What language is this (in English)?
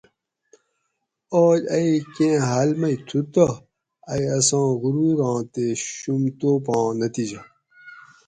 Gawri